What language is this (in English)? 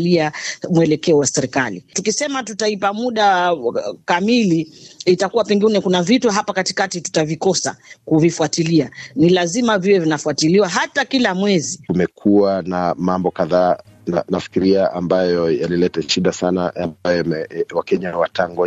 Swahili